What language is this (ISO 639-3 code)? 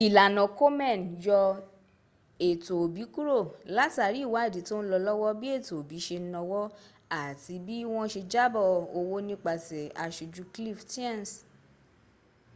yor